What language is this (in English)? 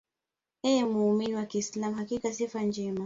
Swahili